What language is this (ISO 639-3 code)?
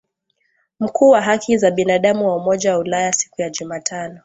swa